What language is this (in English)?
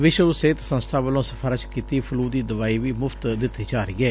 Punjabi